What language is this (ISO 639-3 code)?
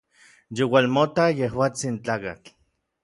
nlv